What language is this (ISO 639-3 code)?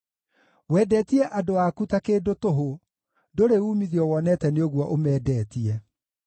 kik